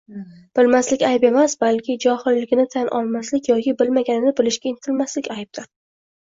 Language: Uzbek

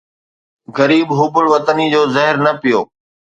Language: Sindhi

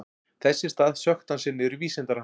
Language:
Icelandic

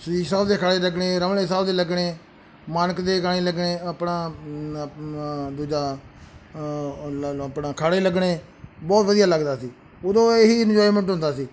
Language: Punjabi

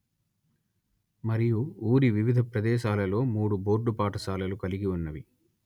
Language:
Telugu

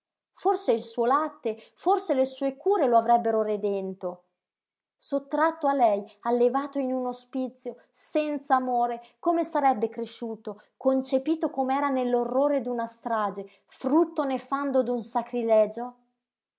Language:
Italian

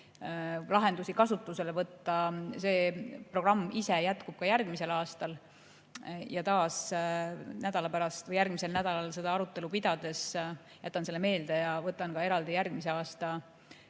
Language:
Estonian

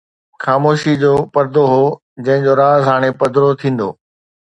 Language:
Sindhi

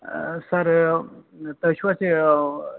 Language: Kashmiri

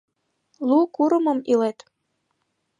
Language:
Mari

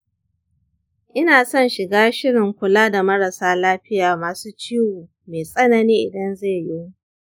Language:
Hausa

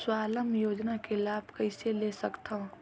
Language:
Chhattisgarhi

